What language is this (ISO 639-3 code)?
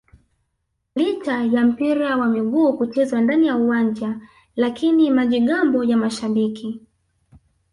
swa